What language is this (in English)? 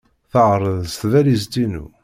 Kabyle